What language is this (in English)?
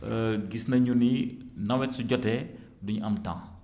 Wolof